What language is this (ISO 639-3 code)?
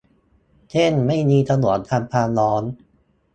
tha